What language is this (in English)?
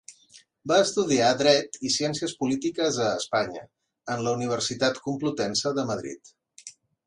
Catalan